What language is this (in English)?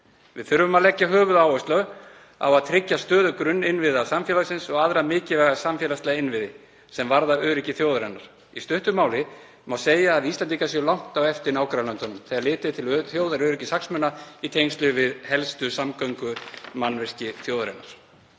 Icelandic